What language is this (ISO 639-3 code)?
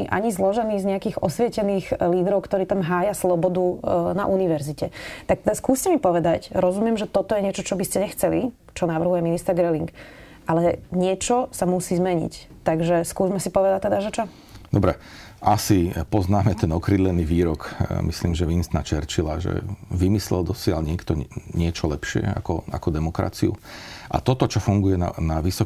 slk